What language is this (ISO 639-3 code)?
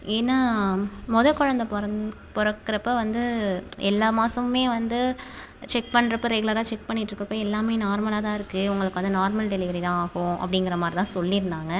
tam